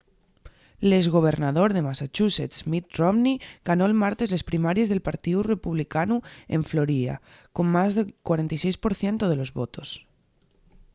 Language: Asturian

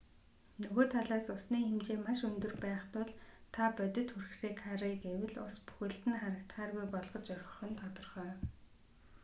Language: Mongolian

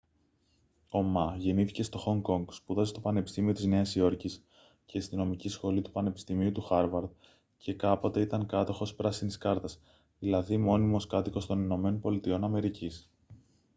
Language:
Greek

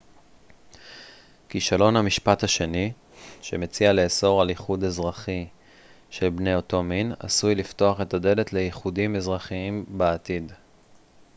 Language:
Hebrew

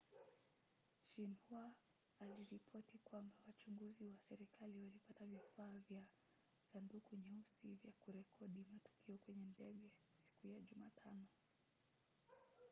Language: Swahili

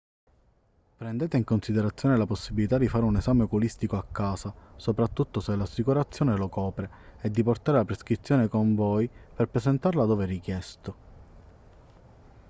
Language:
Italian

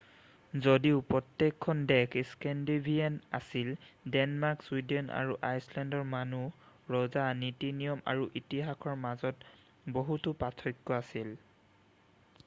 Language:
Assamese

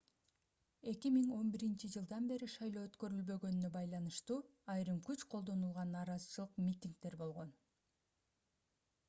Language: Kyrgyz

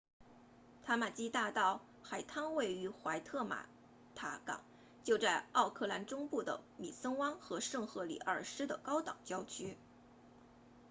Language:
Chinese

